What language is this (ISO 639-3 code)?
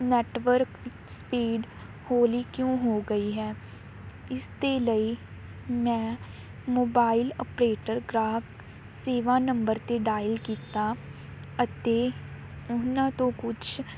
pan